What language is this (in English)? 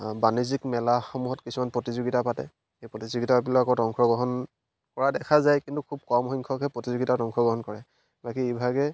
Assamese